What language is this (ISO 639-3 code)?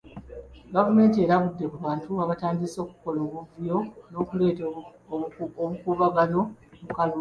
lug